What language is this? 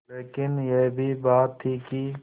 Hindi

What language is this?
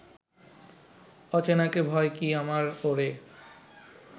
Bangla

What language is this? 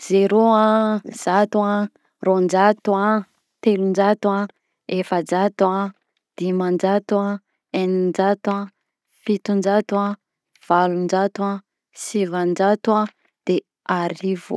Southern Betsimisaraka Malagasy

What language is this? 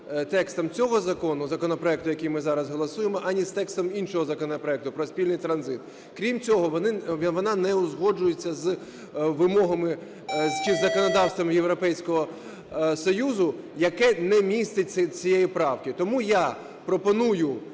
Ukrainian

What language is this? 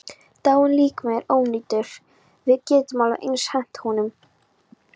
Icelandic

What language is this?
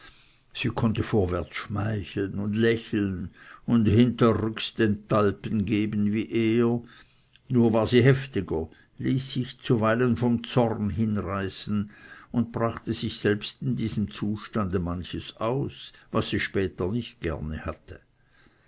German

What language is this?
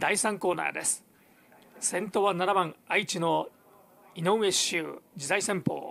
Japanese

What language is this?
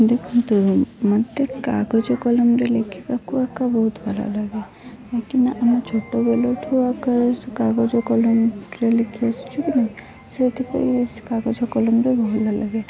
Odia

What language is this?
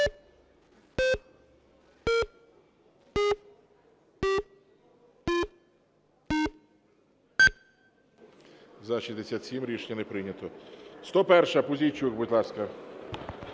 Ukrainian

